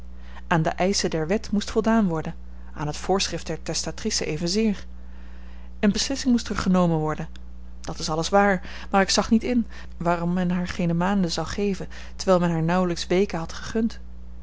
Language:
Dutch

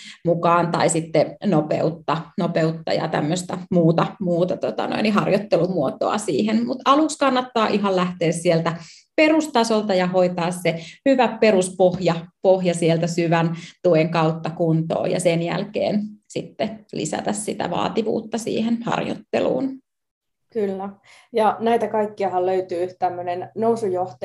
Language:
Finnish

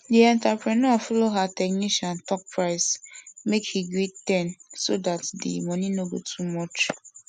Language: Nigerian Pidgin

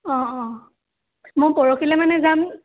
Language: Assamese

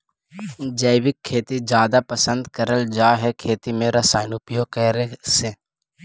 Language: Magahi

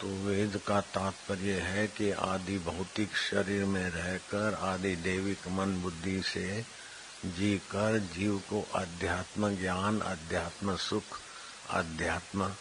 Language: Hindi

